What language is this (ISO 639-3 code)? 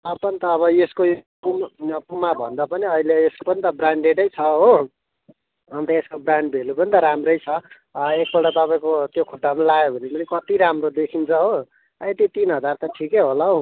nep